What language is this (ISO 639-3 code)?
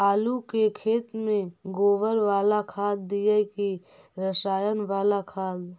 mag